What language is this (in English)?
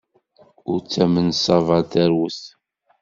Kabyle